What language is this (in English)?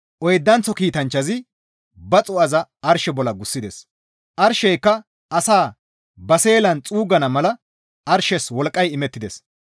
Gamo